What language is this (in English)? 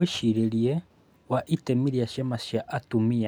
Kikuyu